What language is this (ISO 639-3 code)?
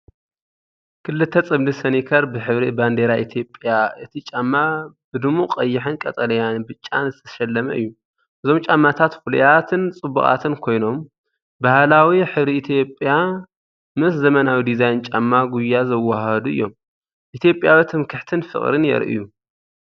tir